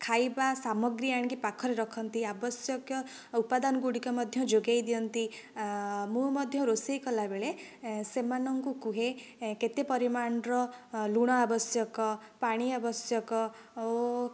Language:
Odia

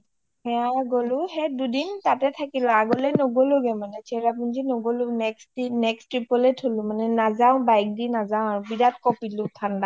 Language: Assamese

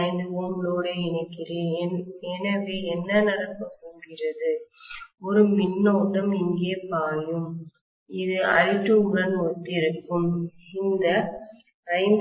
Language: Tamil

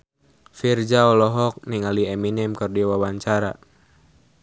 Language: Sundanese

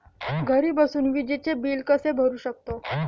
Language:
Marathi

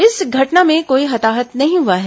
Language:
Hindi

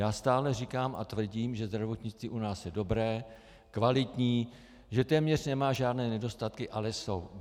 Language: Czech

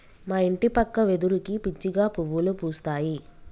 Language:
Telugu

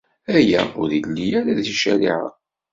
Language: Kabyle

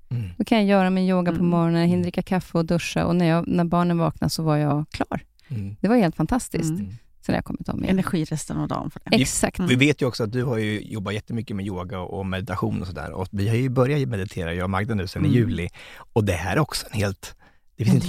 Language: Swedish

